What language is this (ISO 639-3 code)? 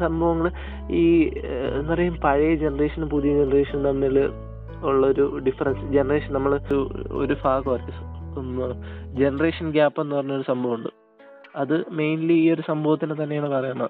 mal